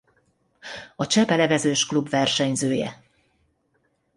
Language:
Hungarian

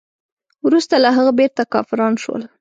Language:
Pashto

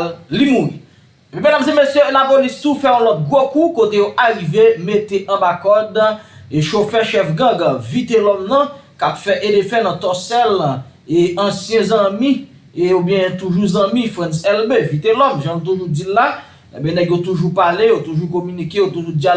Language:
French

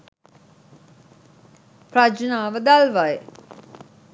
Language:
Sinhala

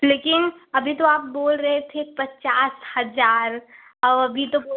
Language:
Hindi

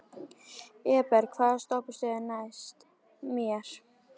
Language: Icelandic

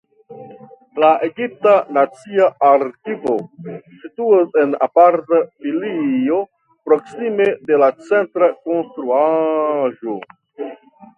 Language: Esperanto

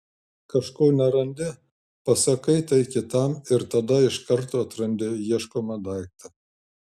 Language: Lithuanian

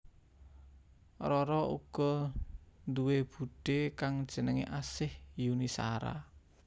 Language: Javanese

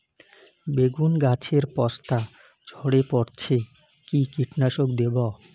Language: Bangla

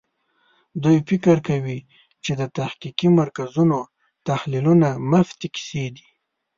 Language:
Pashto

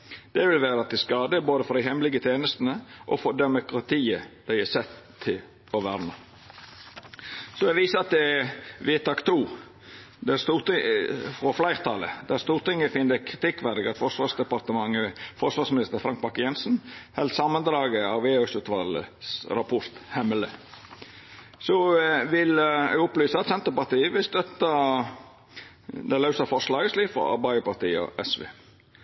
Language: Norwegian Nynorsk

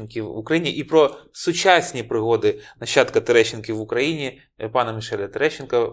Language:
Ukrainian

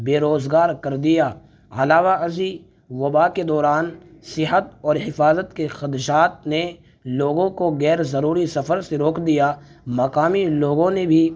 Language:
Urdu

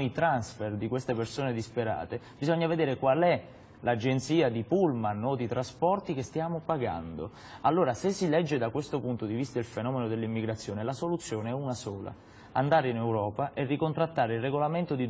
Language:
Italian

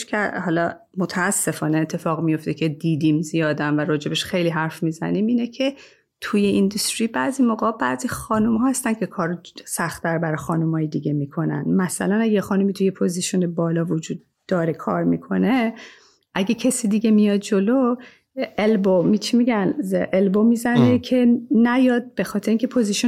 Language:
Persian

